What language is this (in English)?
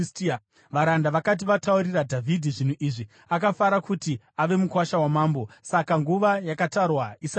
Shona